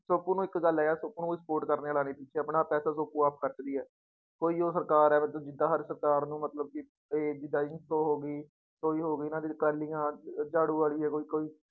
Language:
Punjabi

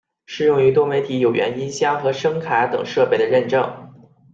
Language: Chinese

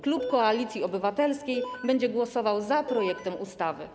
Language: Polish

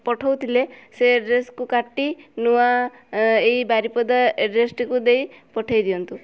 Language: Odia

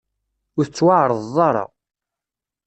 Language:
Kabyle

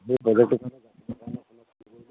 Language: Assamese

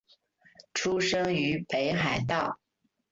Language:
Chinese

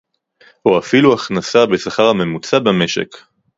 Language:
Hebrew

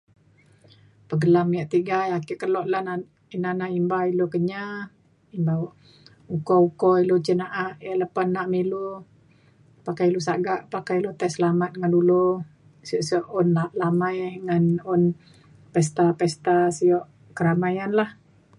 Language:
Mainstream Kenyah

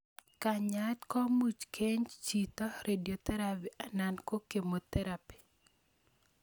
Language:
Kalenjin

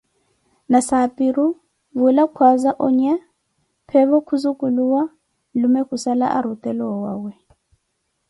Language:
Koti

